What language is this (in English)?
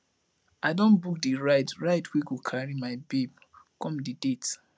Nigerian Pidgin